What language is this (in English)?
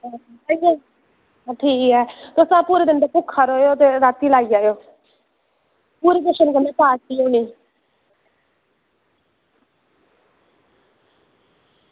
Dogri